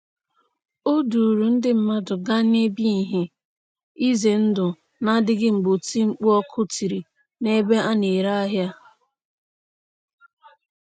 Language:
Igbo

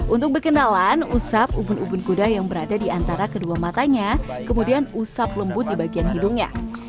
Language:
Indonesian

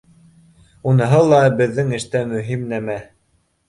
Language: Bashkir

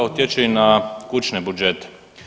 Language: Croatian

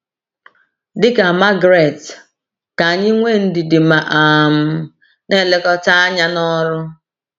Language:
Igbo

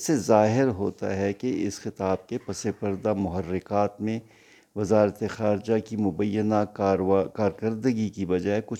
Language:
Urdu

